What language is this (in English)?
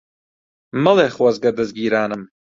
Central Kurdish